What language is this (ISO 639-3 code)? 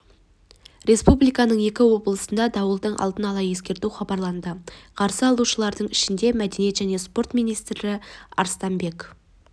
kaz